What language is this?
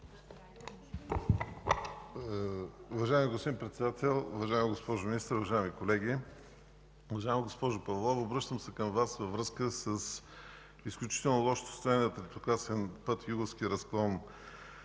Bulgarian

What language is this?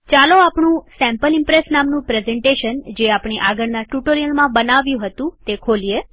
Gujarati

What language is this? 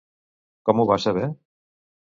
Catalan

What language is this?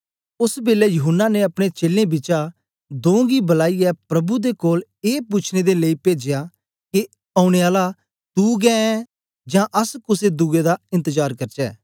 Dogri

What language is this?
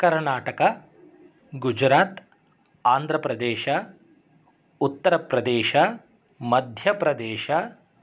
Sanskrit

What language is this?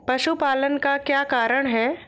Hindi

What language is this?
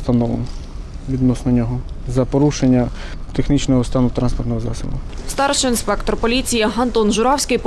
Ukrainian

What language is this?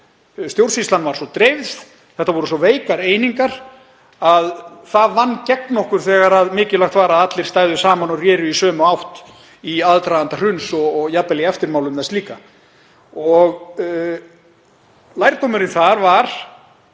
Icelandic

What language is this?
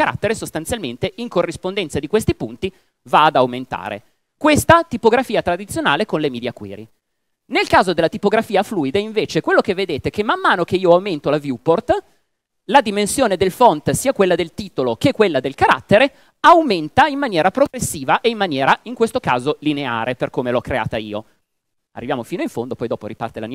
Italian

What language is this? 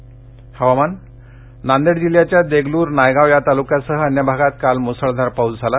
Marathi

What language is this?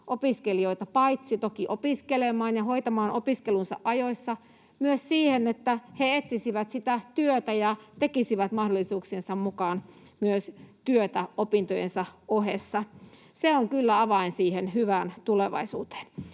Finnish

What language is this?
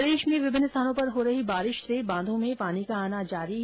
Hindi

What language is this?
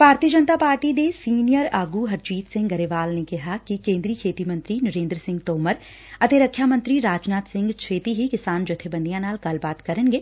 Punjabi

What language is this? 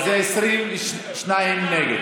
Hebrew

